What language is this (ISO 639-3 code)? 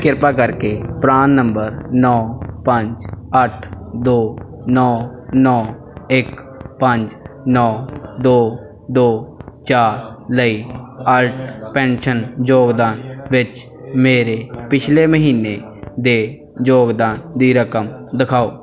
pan